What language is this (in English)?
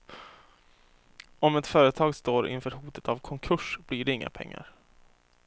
Swedish